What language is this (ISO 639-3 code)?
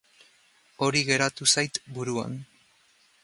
eus